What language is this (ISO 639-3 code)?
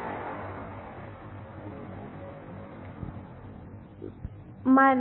tel